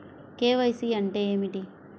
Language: Telugu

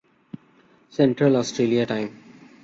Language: Urdu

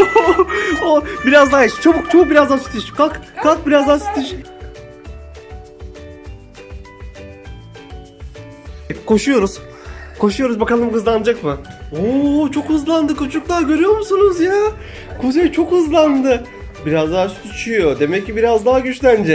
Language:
Turkish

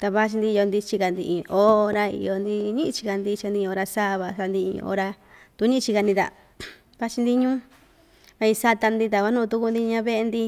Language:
Ixtayutla Mixtec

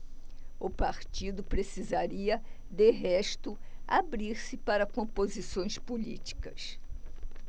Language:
Portuguese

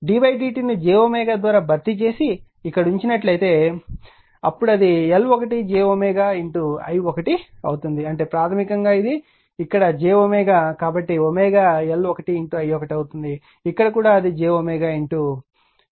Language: Telugu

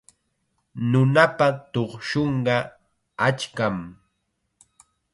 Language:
Chiquián Ancash Quechua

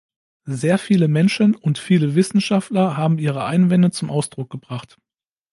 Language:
German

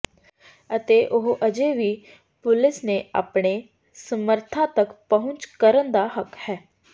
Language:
Punjabi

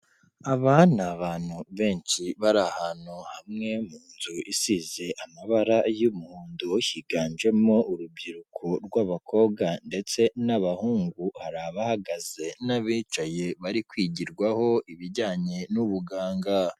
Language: Kinyarwanda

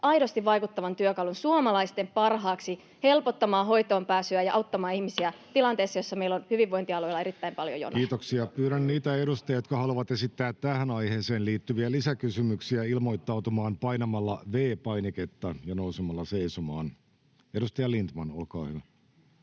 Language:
Finnish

